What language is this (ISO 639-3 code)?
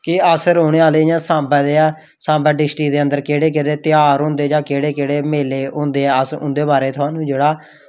doi